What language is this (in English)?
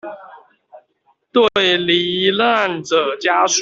Chinese